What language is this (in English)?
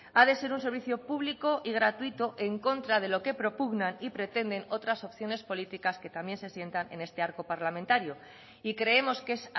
Spanish